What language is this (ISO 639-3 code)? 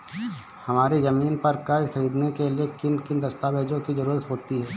hin